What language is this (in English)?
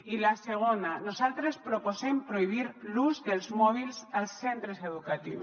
Catalan